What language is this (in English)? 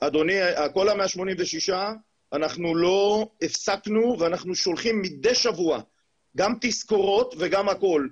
Hebrew